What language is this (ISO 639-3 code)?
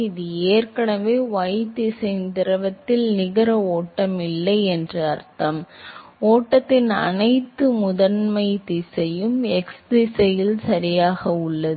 tam